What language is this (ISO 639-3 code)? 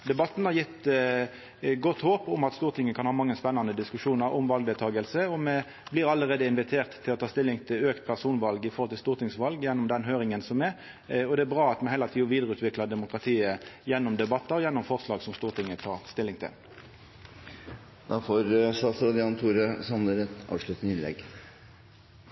nno